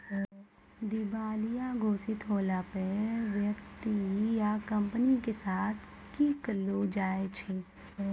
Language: Maithili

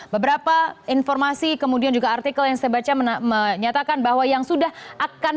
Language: Indonesian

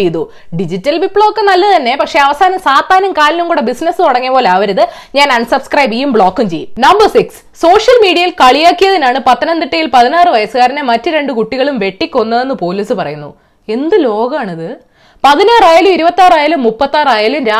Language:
Malayalam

